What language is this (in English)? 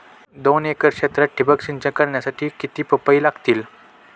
Marathi